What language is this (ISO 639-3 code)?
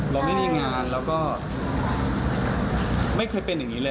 tha